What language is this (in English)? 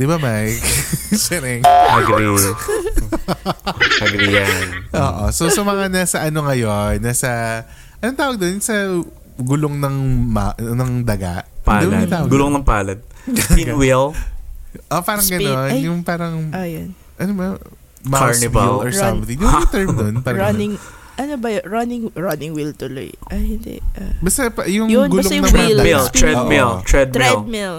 Filipino